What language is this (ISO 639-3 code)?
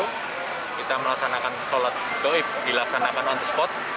ind